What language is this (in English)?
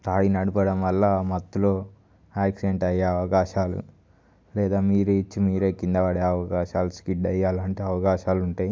Telugu